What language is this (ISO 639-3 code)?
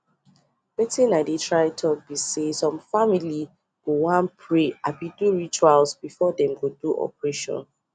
pcm